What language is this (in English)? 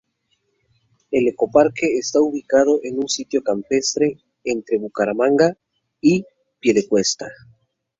Spanish